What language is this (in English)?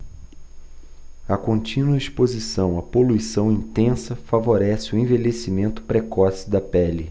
Portuguese